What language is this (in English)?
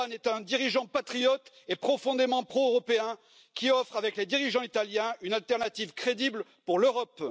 French